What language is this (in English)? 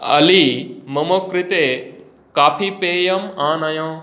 Sanskrit